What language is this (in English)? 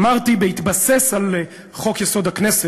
Hebrew